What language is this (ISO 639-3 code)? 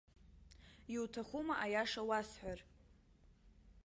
abk